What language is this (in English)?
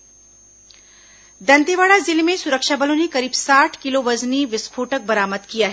Hindi